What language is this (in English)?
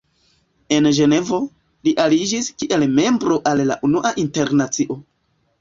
Esperanto